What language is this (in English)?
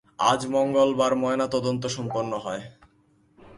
Bangla